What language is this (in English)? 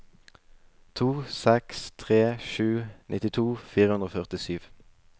Norwegian